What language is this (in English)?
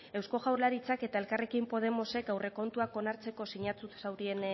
Basque